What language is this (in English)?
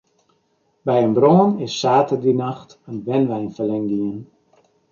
Western Frisian